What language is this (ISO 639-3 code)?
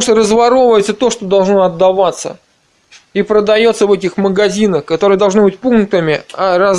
rus